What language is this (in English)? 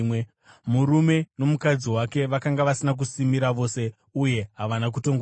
Shona